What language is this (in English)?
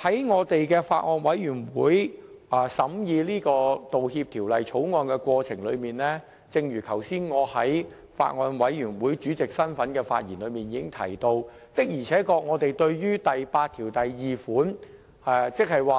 Cantonese